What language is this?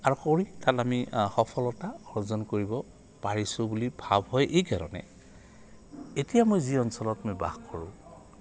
Assamese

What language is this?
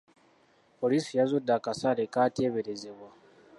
Ganda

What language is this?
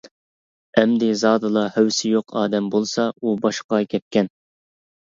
Uyghur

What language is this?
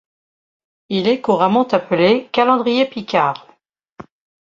French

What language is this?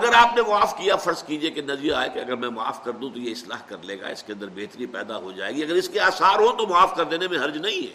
Urdu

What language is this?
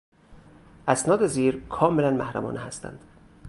Persian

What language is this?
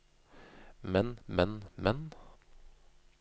Norwegian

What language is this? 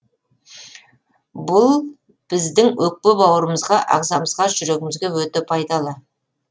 Kazakh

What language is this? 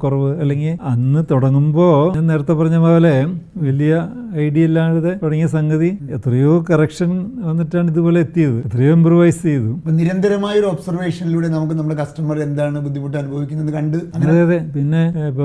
Malayalam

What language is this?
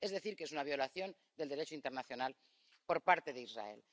Spanish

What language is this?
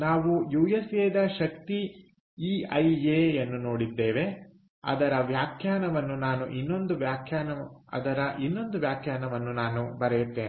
Kannada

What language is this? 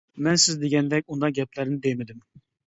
Uyghur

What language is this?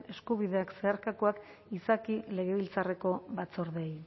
Basque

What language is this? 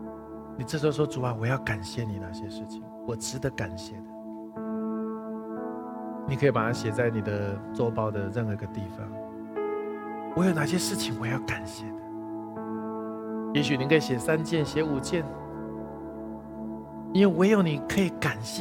Chinese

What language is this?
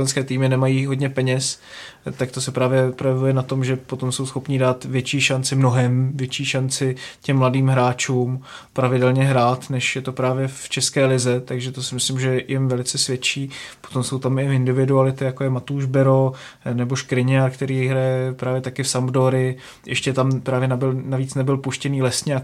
Czech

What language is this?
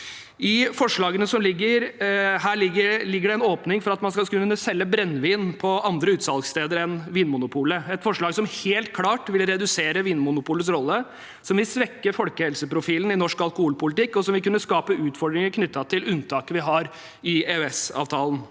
Norwegian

